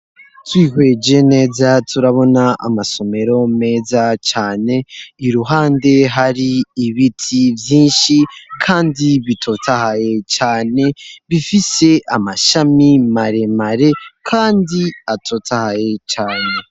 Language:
Rundi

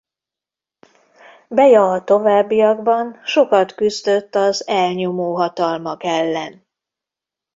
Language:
Hungarian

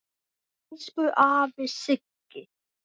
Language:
Icelandic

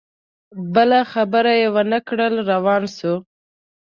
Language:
Pashto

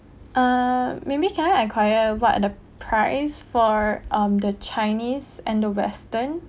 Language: English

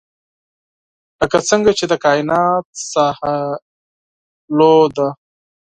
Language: Pashto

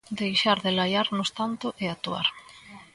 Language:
Galician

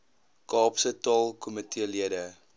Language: Afrikaans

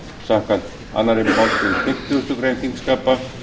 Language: Icelandic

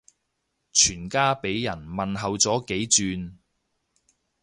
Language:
Cantonese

